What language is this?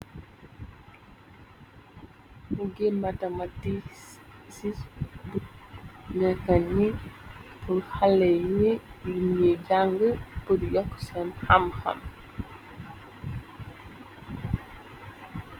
Wolof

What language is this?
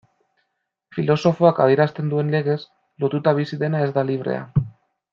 Basque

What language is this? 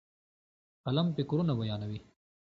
Pashto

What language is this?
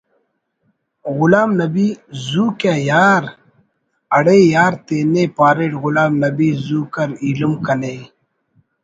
Brahui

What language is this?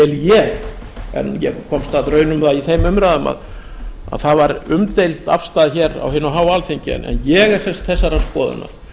Icelandic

